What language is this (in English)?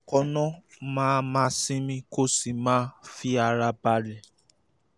Yoruba